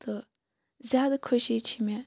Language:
Kashmiri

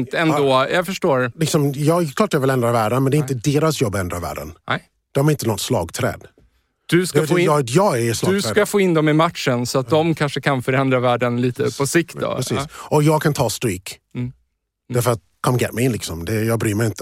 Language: Swedish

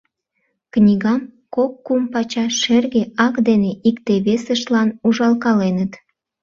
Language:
Mari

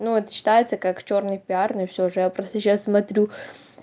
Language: Russian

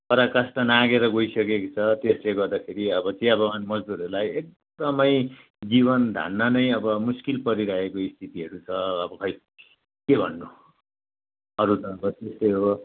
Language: Nepali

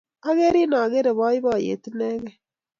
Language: Kalenjin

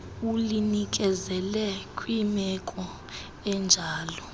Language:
Xhosa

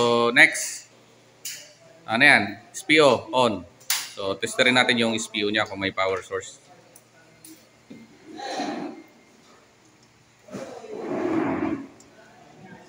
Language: Filipino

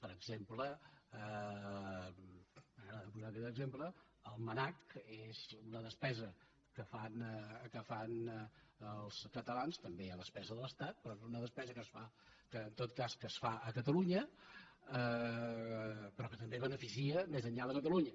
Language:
Catalan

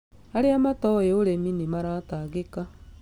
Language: Kikuyu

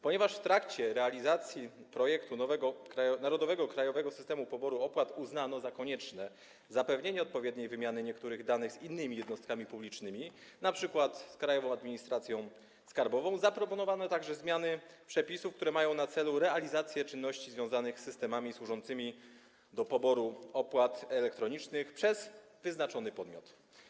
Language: Polish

